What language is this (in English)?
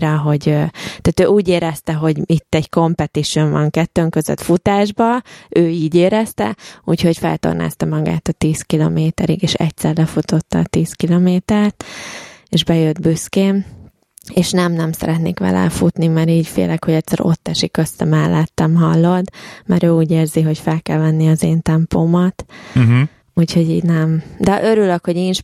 Hungarian